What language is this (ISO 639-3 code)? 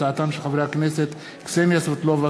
heb